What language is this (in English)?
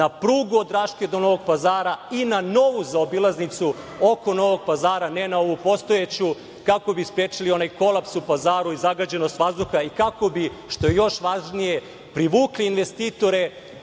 Serbian